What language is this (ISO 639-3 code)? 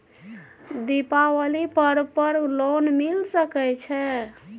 mai